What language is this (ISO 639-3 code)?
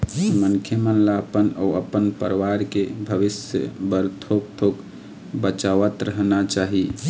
hne